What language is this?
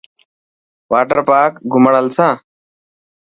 Dhatki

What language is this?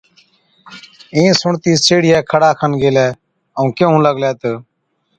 Od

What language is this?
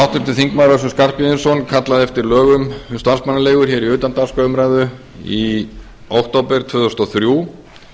Icelandic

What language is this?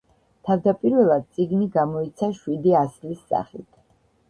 Georgian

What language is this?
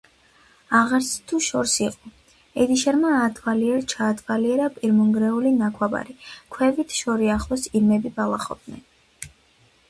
Georgian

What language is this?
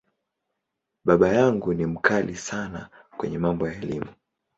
Swahili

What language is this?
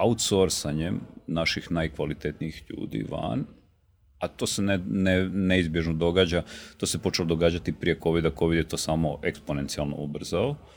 Croatian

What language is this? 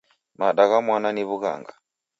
Taita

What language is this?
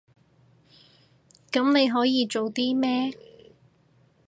Cantonese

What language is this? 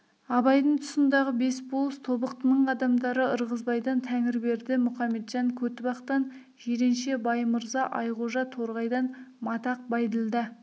Kazakh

